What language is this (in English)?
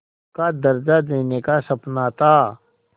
Hindi